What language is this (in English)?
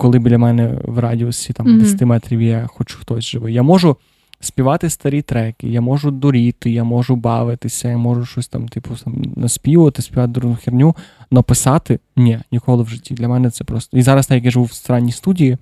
Ukrainian